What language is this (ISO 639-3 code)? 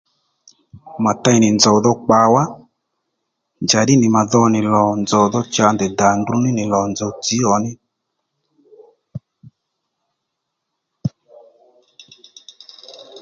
led